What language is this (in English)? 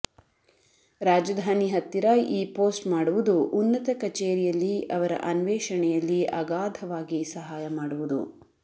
Kannada